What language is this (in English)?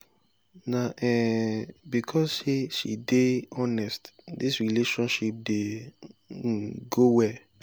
Nigerian Pidgin